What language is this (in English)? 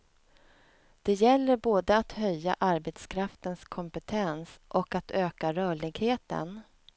Swedish